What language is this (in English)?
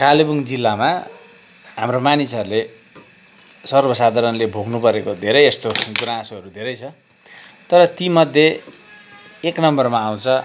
Nepali